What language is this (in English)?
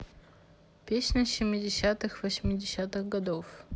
Russian